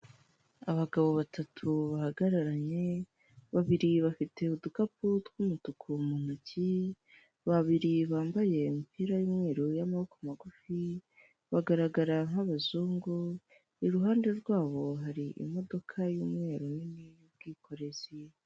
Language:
Kinyarwanda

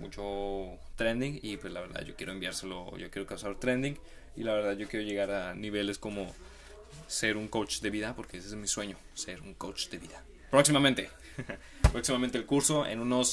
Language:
Spanish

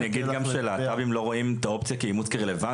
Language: Hebrew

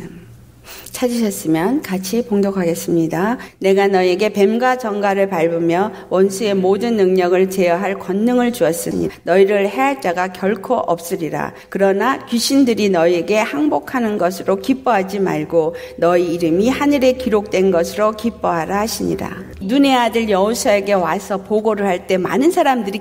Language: Korean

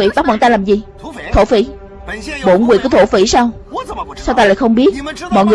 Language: Vietnamese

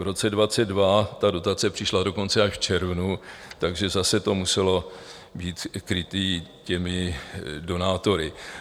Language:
Czech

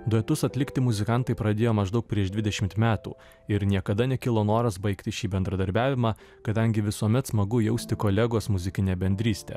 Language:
Lithuanian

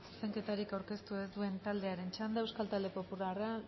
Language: Basque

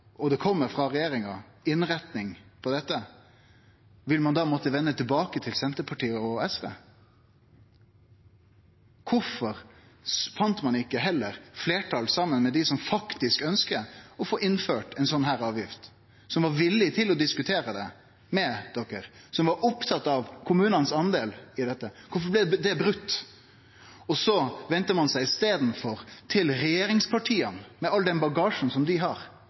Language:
Norwegian Nynorsk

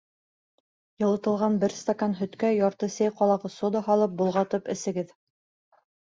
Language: Bashkir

